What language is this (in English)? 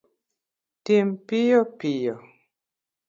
Luo (Kenya and Tanzania)